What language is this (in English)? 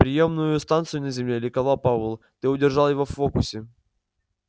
Russian